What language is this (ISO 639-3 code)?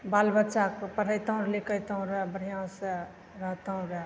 mai